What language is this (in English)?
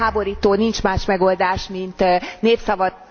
Hungarian